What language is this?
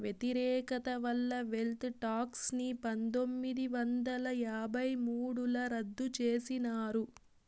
Telugu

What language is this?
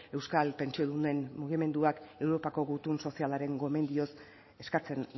Basque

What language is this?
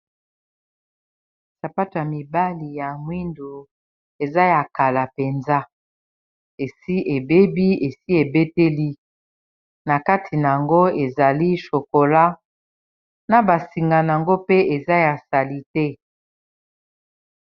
Lingala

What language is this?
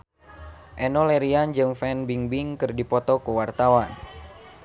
Sundanese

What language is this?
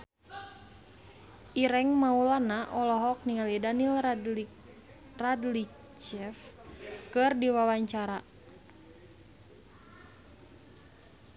Sundanese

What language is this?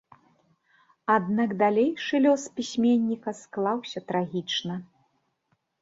Belarusian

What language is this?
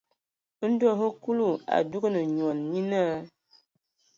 Ewondo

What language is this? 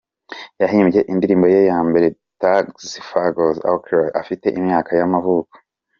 Kinyarwanda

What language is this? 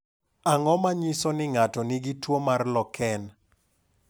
Luo (Kenya and Tanzania)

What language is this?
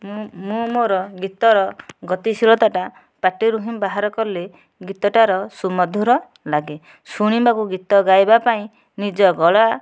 Odia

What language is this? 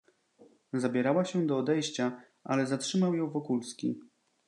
Polish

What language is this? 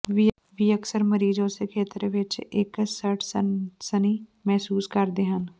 Punjabi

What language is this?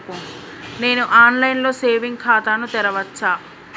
Telugu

